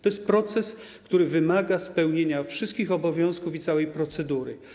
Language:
Polish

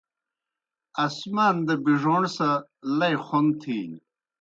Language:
Kohistani Shina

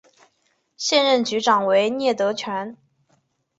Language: Chinese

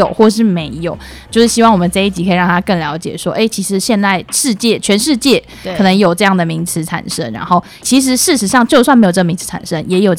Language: Chinese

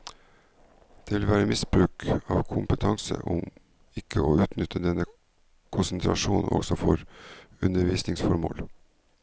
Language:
Norwegian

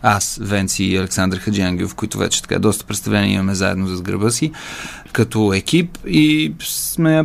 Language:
Bulgarian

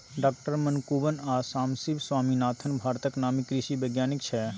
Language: Maithili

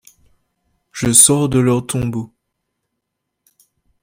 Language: French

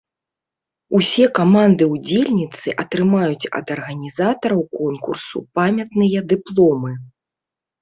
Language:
Belarusian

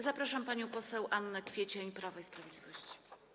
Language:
Polish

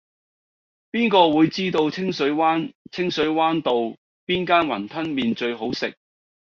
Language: Cantonese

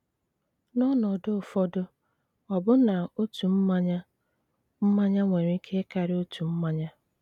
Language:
Igbo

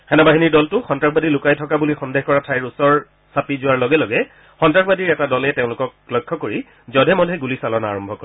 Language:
Assamese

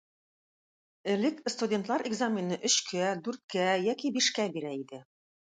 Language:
Tatar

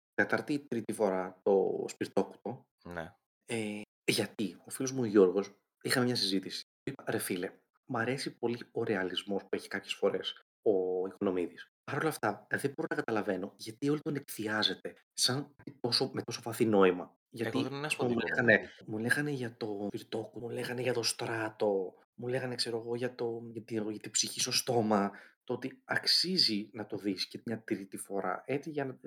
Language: Greek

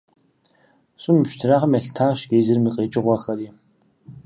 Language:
Kabardian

